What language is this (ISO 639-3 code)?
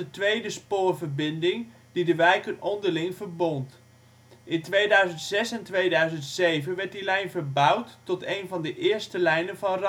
nld